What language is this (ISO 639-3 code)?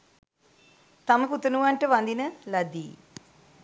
sin